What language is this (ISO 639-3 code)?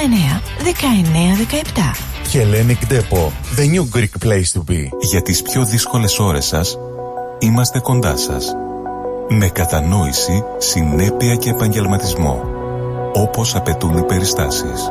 ell